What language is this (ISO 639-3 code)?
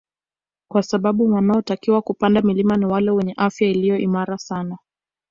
swa